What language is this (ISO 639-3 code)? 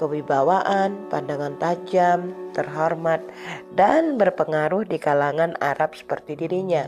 ind